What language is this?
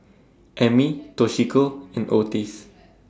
English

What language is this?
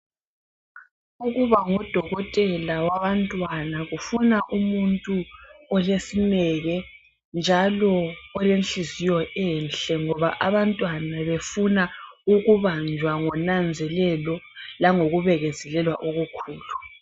North Ndebele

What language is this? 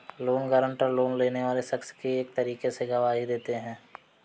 Hindi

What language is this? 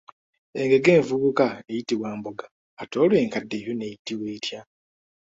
Ganda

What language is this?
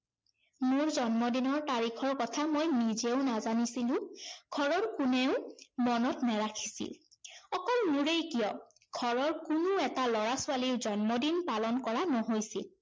Assamese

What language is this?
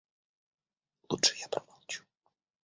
Russian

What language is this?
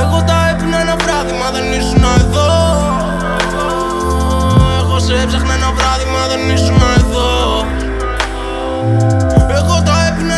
Greek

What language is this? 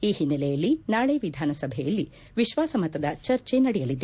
Kannada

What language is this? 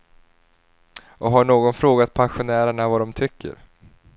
Swedish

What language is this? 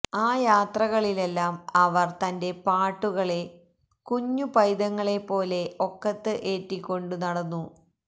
Malayalam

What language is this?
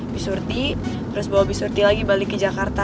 Indonesian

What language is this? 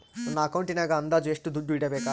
Kannada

